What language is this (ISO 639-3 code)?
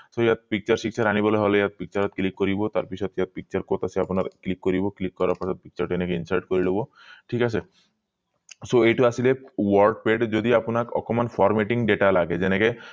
asm